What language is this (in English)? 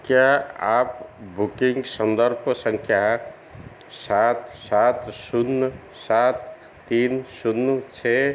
Hindi